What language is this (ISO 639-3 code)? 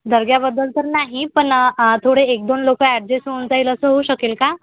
mar